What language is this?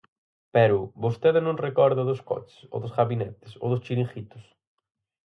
Galician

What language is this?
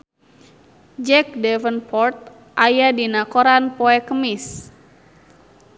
Sundanese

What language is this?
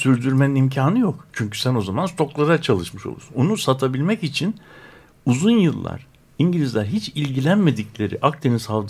Turkish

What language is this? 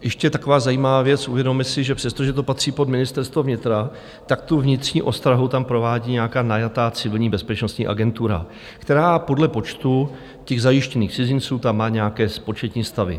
Czech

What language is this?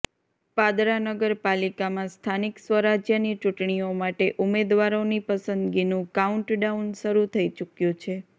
Gujarati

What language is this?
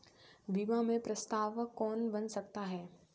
Hindi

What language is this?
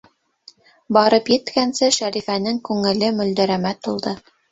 Bashkir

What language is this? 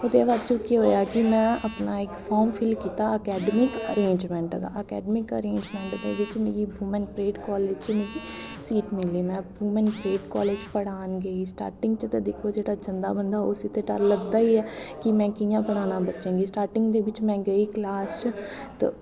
Dogri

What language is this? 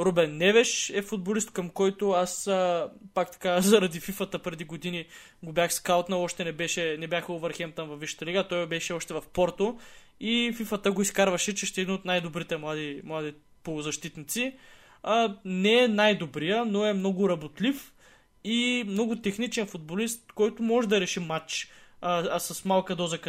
Bulgarian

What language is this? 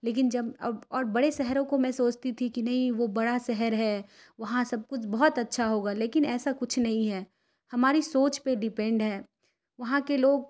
Urdu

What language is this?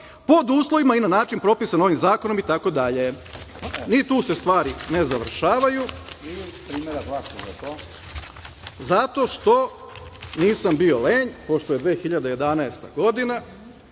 Serbian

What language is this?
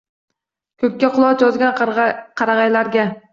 Uzbek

